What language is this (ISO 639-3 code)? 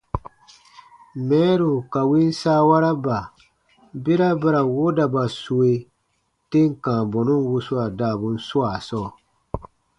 bba